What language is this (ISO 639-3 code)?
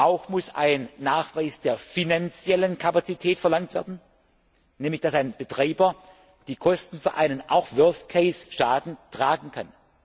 deu